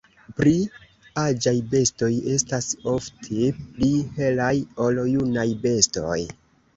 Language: Esperanto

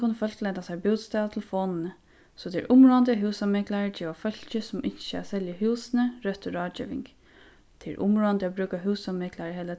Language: Faroese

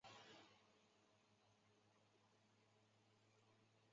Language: Chinese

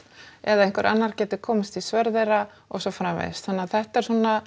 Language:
Icelandic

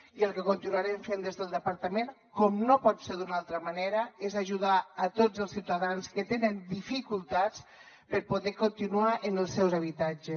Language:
Catalan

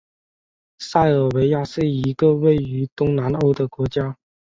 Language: Chinese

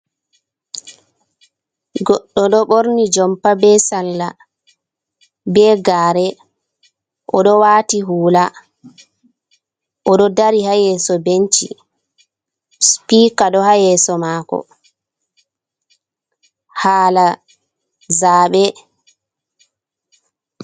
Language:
Fula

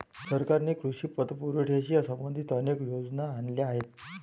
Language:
Marathi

